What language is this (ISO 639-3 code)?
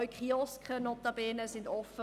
gsw